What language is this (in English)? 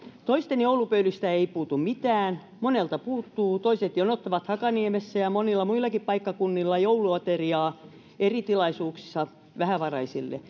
Finnish